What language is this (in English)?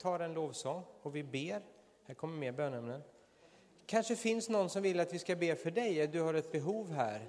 Swedish